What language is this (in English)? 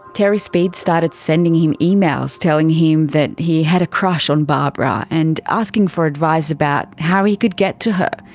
English